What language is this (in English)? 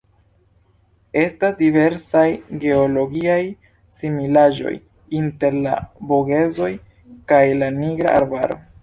Esperanto